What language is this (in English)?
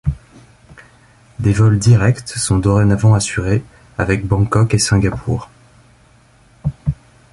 French